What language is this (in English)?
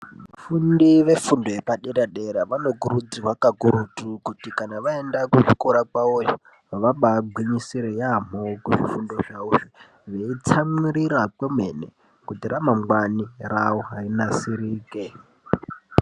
Ndau